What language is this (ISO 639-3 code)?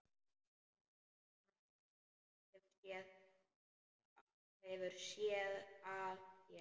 isl